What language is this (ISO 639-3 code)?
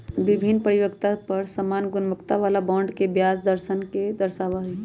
mag